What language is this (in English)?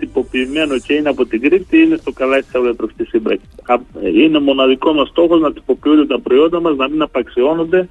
Greek